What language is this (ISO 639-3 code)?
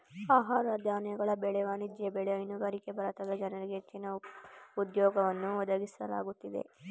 kan